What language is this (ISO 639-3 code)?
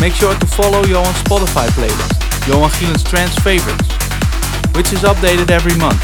eng